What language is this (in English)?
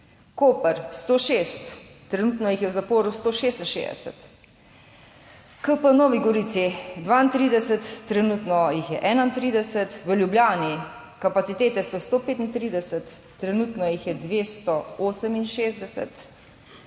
Slovenian